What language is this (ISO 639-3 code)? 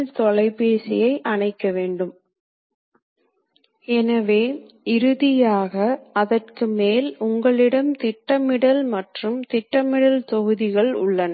tam